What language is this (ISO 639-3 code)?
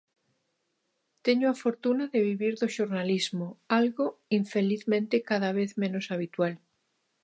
glg